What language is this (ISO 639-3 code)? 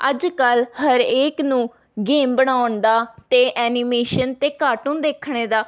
pan